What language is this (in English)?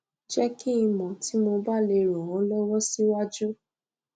Yoruba